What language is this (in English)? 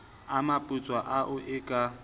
Southern Sotho